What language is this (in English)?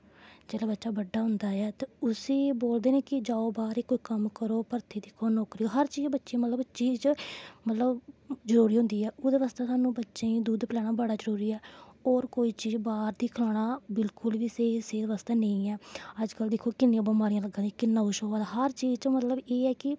Dogri